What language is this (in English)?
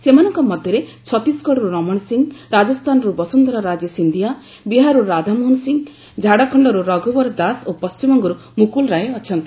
Odia